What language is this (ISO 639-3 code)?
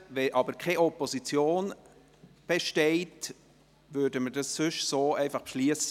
gsw